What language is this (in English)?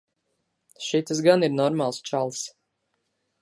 Latvian